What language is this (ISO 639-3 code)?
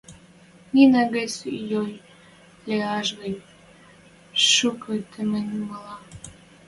mrj